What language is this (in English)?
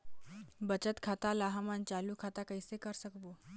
Chhattisgarhi